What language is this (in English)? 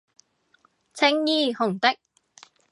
Cantonese